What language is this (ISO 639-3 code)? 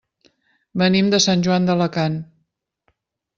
cat